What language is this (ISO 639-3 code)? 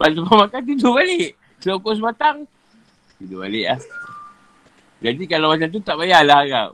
msa